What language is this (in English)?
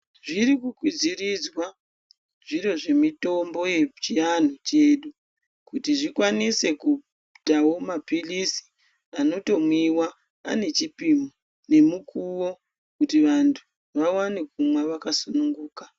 Ndau